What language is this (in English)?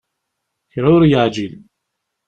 Kabyle